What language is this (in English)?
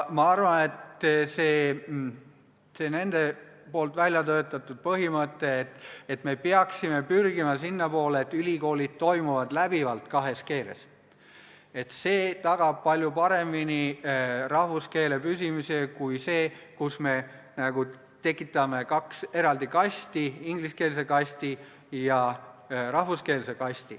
Estonian